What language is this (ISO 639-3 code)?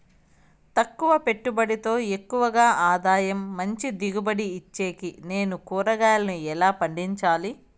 tel